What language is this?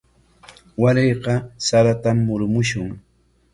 Corongo Ancash Quechua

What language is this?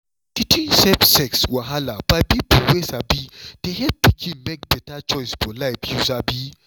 Nigerian Pidgin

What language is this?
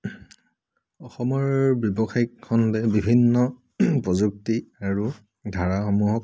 Assamese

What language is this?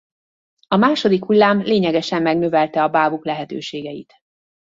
Hungarian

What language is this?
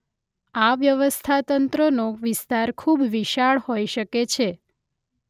Gujarati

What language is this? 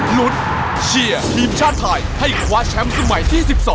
Thai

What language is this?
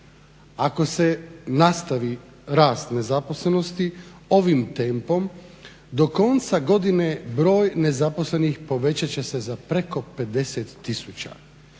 Croatian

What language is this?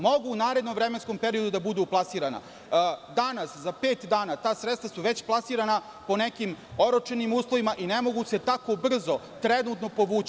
Serbian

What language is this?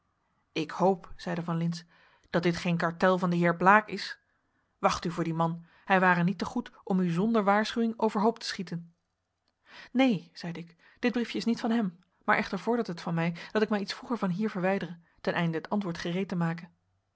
Dutch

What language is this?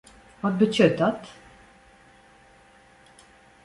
Western Frisian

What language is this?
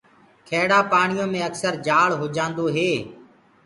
Gurgula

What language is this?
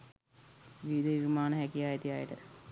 Sinhala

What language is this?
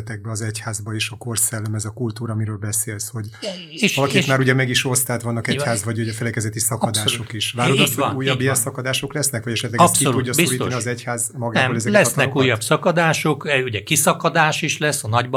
Hungarian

